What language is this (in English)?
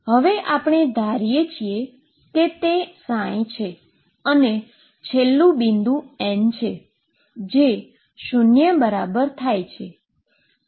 Gujarati